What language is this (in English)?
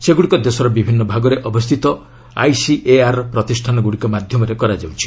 Odia